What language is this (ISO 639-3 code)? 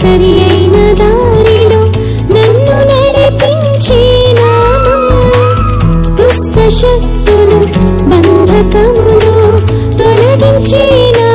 tel